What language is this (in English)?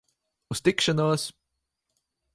Latvian